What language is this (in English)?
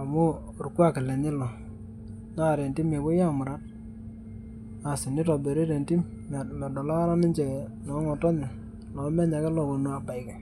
Masai